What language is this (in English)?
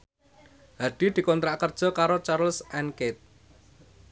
Javanese